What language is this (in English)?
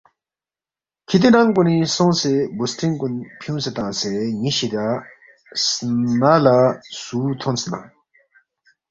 Balti